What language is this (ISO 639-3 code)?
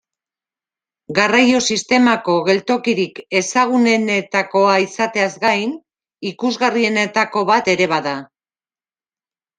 eus